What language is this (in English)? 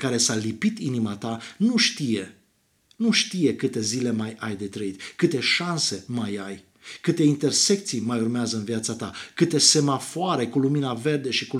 Romanian